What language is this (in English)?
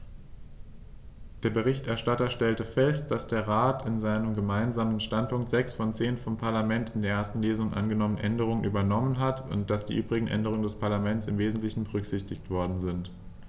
German